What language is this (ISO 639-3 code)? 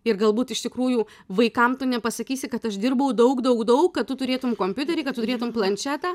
lit